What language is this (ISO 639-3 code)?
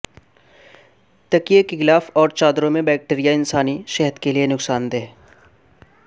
urd